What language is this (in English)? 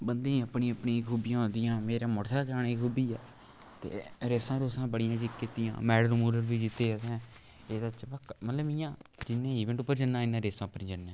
Dogri